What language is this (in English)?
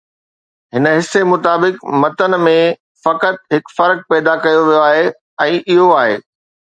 Sindhi